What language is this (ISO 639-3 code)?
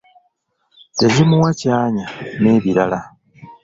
lug